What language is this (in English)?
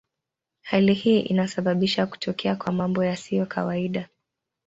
Swahili